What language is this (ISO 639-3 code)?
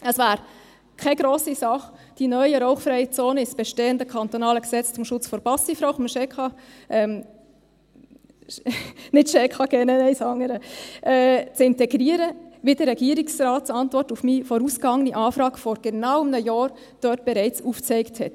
gsw